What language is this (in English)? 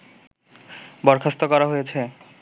Bangla